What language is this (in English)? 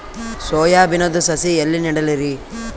Kannada